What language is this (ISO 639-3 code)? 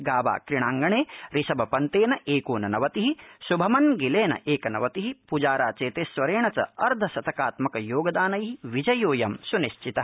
san